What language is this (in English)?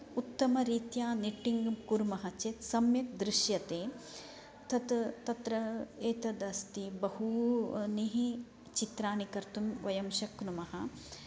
Sanskrit